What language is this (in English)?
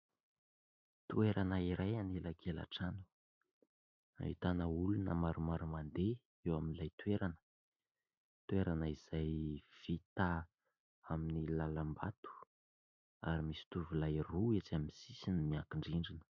Malagasy